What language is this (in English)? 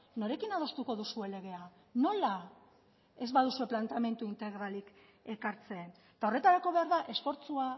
Basque